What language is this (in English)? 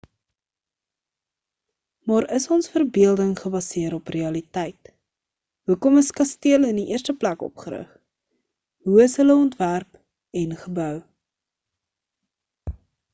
Afrikaans